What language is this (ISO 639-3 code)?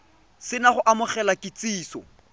tsn